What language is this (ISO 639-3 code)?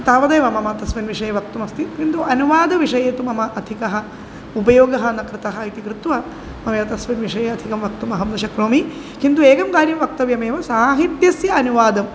san